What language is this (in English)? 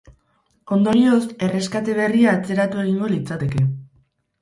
Basque